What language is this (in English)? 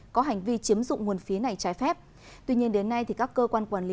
Vietnamese